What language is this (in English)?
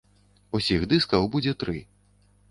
Belarusian